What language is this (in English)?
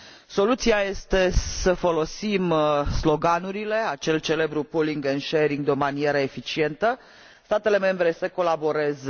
Romanian